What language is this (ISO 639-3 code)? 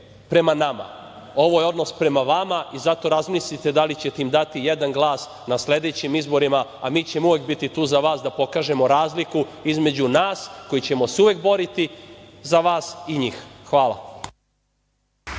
srp